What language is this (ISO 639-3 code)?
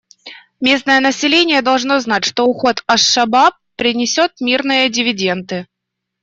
rus